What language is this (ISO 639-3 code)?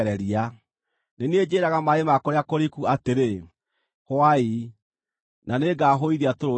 kik